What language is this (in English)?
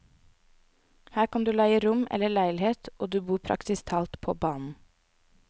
Norwegian